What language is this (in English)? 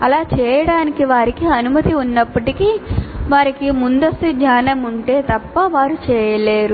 Telugu